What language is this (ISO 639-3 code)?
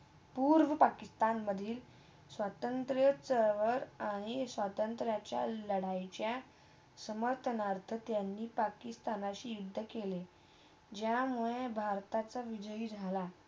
mar